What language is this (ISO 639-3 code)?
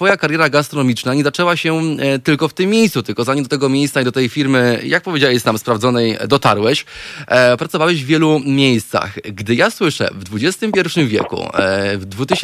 pol